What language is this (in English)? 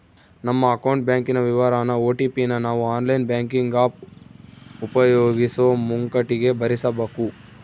Kannada